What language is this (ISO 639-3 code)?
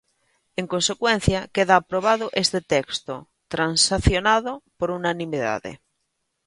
glg